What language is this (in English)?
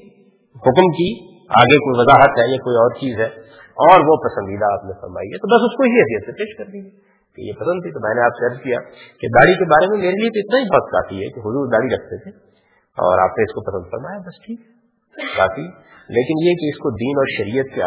Urdu